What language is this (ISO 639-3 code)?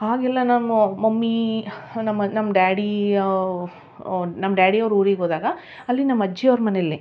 kan